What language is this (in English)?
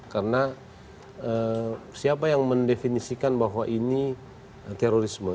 Indonesian